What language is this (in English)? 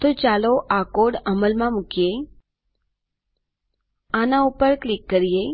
Gujarati